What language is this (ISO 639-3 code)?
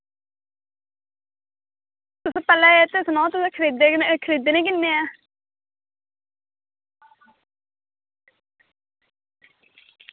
doi